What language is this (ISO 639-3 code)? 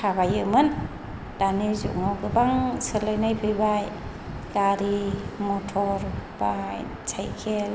brx